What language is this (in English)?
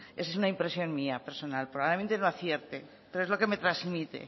Spanish